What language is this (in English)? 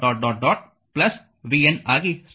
Kannada